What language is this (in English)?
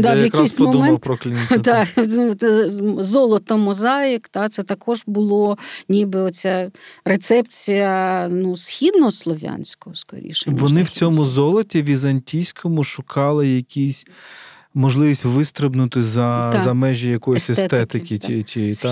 Ukrainian